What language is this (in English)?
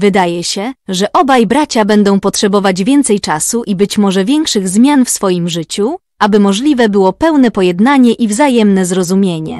Polish